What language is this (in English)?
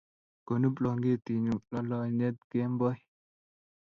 Kalenjin